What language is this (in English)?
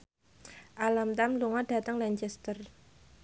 Javanese